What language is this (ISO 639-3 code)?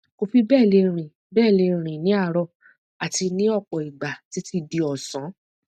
yor